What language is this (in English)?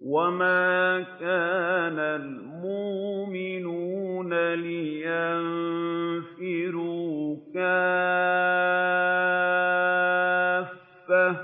Arabic